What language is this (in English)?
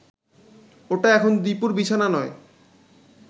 Bangla